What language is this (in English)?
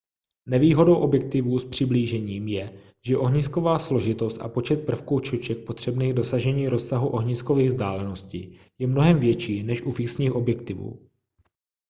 Czech